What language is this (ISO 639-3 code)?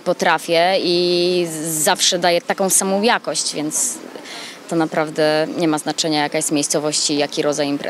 pol